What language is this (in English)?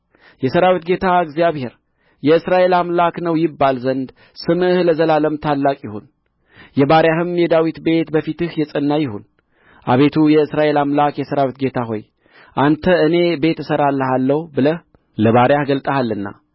Amharic